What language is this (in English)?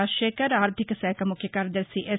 Telugu